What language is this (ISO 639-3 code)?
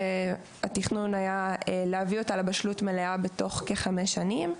heb